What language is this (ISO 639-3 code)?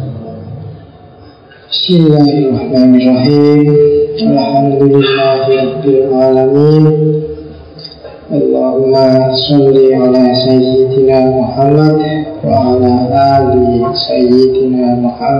ind